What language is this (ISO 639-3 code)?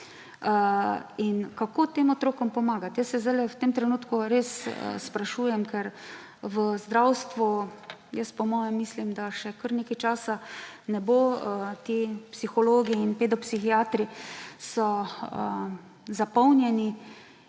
slv